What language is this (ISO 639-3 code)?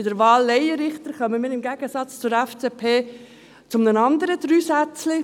gsw